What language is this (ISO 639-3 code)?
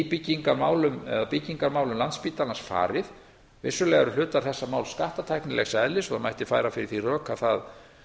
isl